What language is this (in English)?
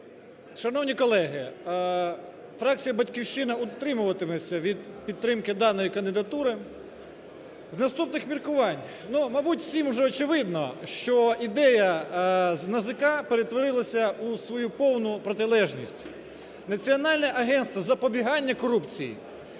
Ukrainian